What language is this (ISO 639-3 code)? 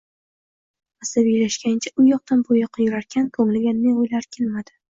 uzb